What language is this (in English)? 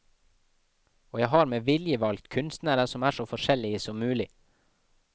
Norwegian